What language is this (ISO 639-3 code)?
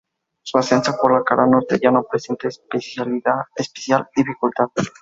spa